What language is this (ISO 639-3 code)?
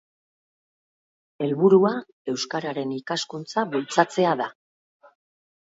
eus